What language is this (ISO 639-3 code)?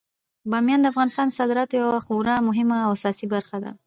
pus